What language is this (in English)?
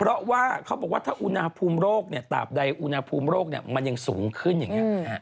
Thai